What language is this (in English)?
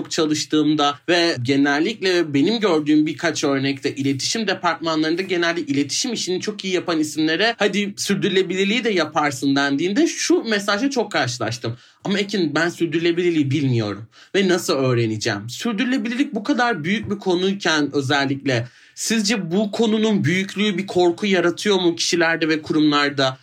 Turkish